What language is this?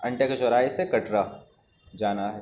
Urdu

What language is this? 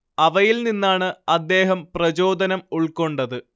Malayalam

